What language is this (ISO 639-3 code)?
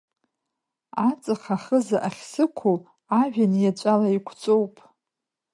abk